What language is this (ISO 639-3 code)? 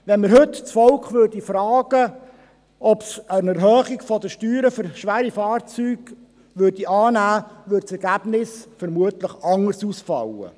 gsw